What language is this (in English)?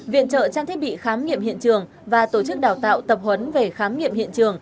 Vietnamese